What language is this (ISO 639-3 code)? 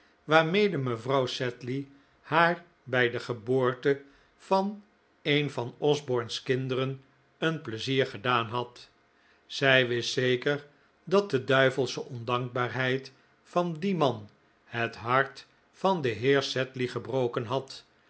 nld